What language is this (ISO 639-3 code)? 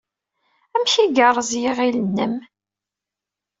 kab